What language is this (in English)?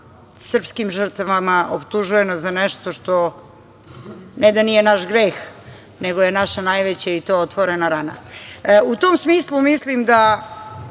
Serbian